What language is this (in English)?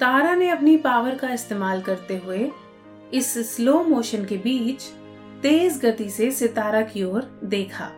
Hindi